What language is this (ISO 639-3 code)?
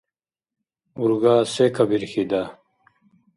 dar